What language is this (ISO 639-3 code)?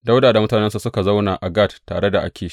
hau